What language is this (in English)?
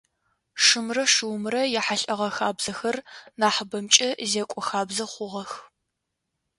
Adyghe